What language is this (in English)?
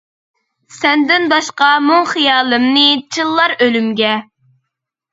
Uyghur